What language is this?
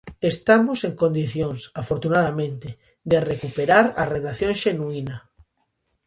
Galician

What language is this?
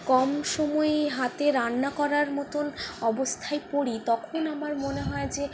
Bangla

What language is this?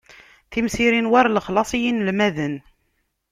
Kabyle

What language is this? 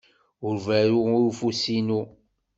Kabyle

